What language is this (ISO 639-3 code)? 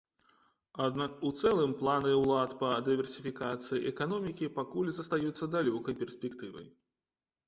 bel